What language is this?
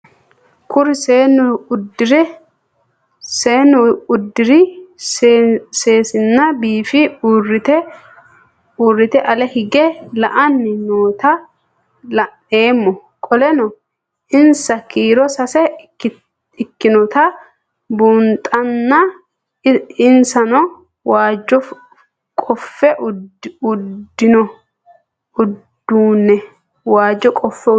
Sidamo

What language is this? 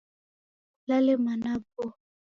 Taita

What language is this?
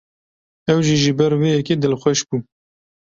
Kurdish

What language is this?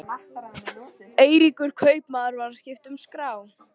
Icelandic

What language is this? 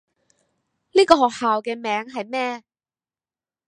Cantonese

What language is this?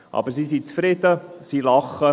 Swiss German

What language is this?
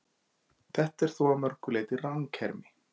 Icelandic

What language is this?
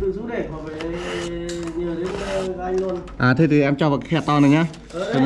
Vietnamese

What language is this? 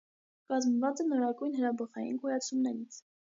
Armenian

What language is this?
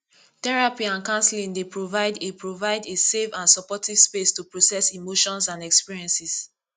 Nigerian Pidgin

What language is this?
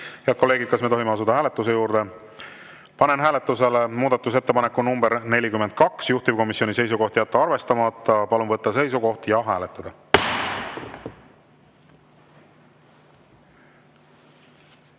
Estonian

